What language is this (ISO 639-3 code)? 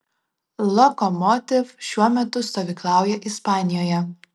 lit